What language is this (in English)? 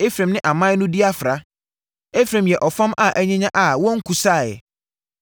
Akan